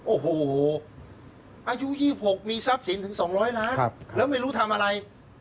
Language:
Thai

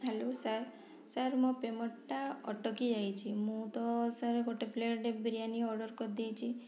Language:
Odia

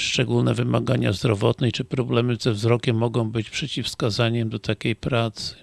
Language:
Polish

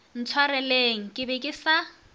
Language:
Northern Sotho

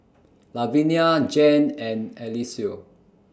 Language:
English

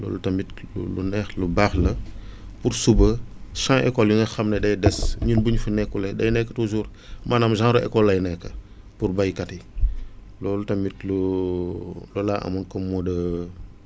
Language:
Wolof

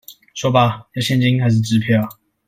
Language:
Chinese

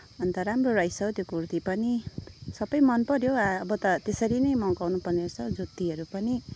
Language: Nepali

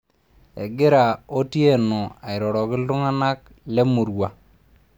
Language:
Masai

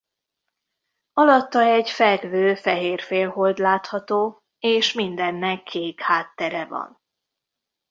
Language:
Hungarian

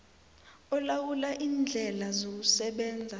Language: South Ndebele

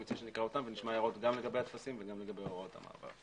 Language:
Hebrew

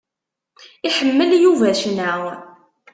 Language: Kabyle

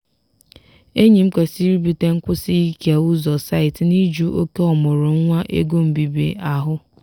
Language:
Igbo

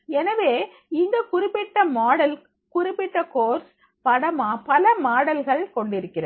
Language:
Tamil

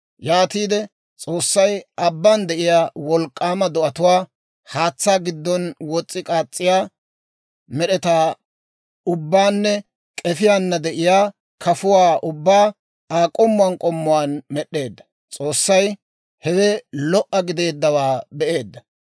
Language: Dawro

